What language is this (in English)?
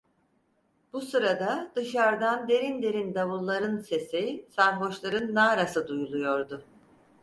Turkish